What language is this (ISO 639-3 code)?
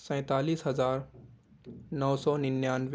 urd